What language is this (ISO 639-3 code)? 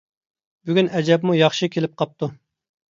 uig